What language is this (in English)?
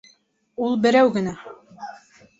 Bashkir